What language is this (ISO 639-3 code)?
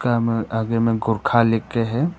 hin